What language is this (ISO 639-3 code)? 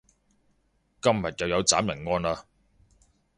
yue